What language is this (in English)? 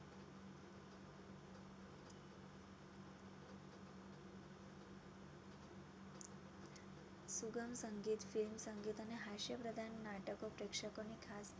Gujarati